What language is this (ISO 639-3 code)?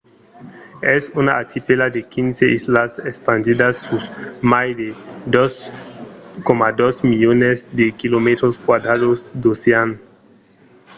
oci